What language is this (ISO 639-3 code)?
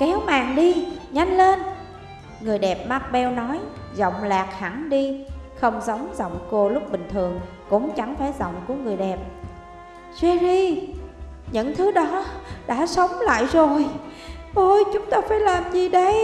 vie